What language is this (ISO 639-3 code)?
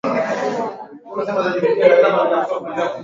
swa